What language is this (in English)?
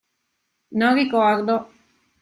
Italian